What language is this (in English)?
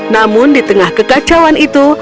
Indonesian